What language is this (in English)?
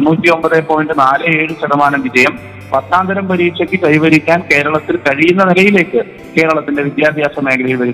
Malayalam